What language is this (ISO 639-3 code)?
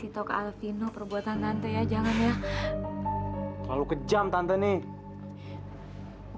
ind